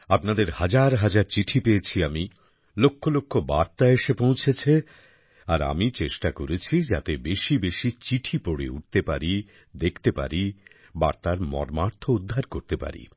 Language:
Bangla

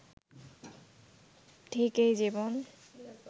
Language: Bangla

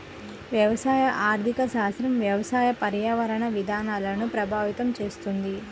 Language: Telugu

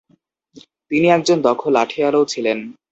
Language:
Bangla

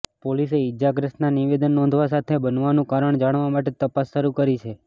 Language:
Gujarati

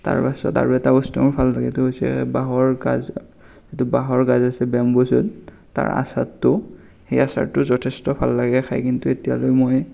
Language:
Assamese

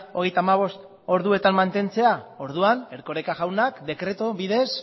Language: Basque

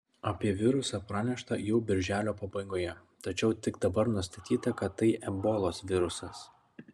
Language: Lithuanian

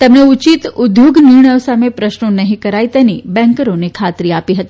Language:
Gujarati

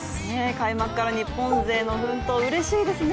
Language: Japanese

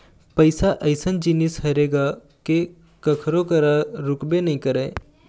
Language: Chhattisgarhi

